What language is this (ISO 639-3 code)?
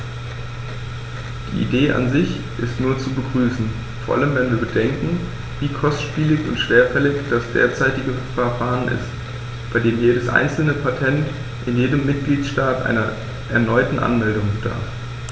deu